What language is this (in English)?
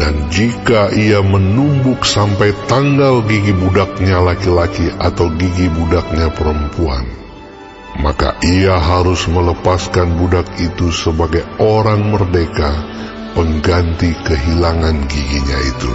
Indonesian